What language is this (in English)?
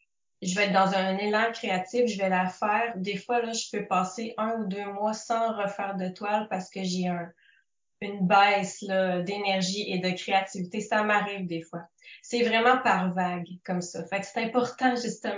French